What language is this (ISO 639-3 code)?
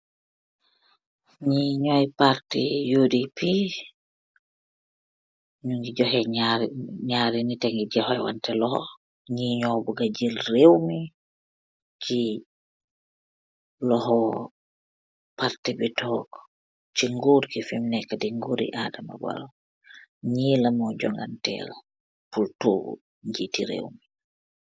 wol